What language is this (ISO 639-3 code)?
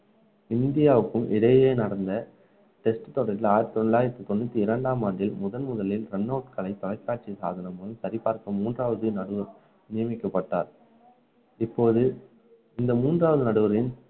tam